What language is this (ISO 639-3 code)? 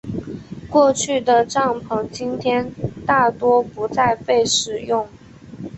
zho